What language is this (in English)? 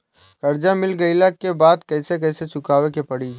Bhojpuri